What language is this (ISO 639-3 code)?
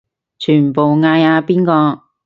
yue